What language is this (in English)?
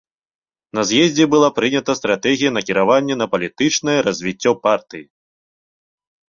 Belarusian